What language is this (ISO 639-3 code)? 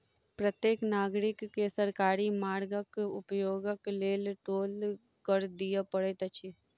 mai